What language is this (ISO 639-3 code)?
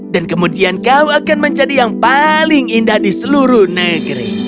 ind